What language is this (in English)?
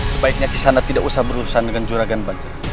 Indonesian